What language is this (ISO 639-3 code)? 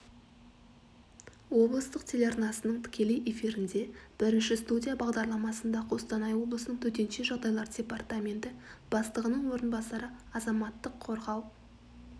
kaz